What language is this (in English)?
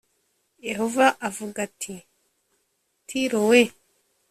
Kinyarwanda